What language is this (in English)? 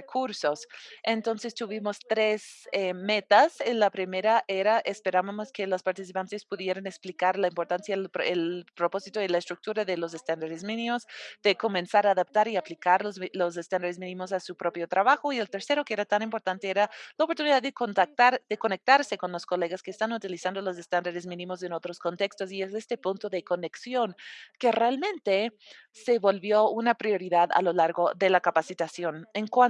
Spanish